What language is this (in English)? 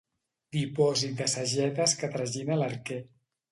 Catalan